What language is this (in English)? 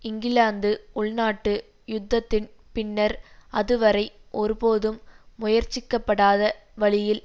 Tamil